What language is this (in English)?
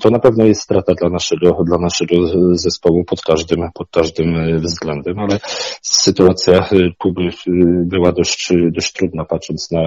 Polish